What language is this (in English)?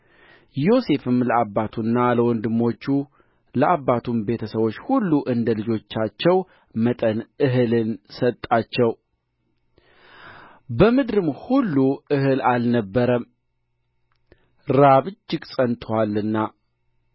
Amharic